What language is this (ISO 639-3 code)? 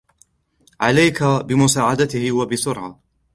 ara